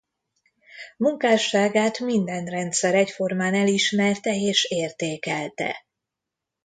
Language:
Hungarian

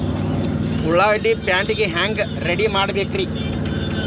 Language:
Kannada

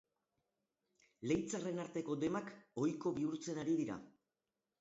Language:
Basque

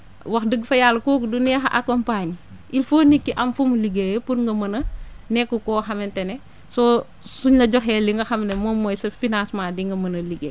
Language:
Wolof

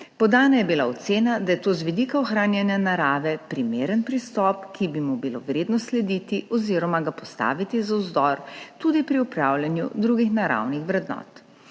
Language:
Slovenian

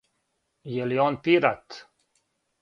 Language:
Serbian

